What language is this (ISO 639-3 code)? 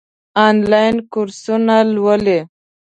pus